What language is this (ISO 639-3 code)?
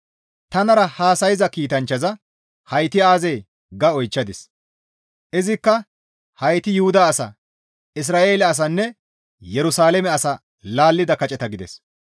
gmv